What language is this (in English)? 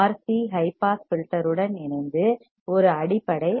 Tamil